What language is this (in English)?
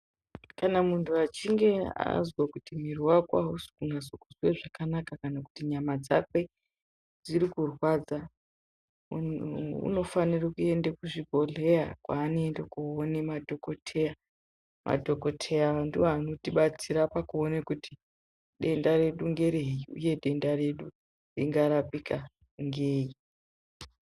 Ndau